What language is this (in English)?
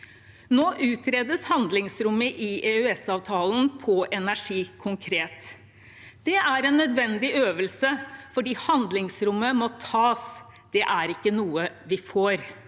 Norwegian